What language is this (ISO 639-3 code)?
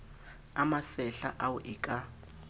sot